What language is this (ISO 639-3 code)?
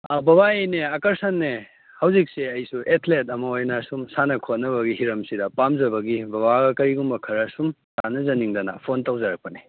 mni